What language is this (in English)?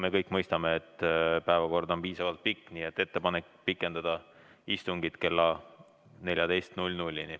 Estonian